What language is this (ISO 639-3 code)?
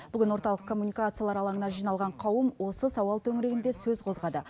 kaz